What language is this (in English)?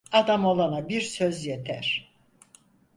Turkish